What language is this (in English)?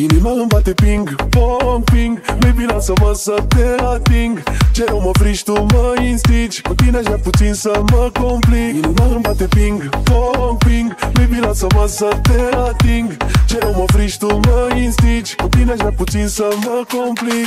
Romanian